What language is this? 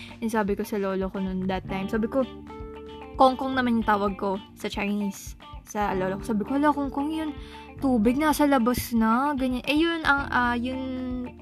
Filipino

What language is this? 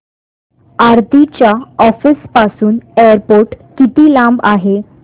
Marathi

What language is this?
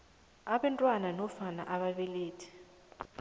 South Ndebele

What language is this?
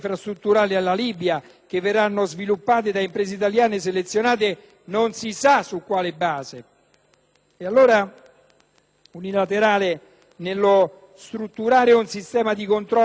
Italian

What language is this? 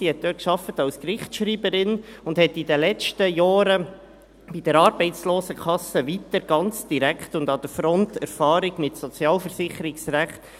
Swiss German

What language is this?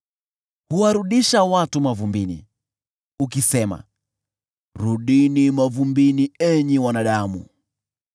Swahili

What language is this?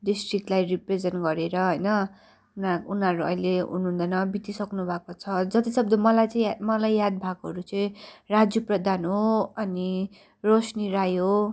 Nepali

